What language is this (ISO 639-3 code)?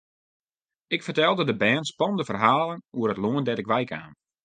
fry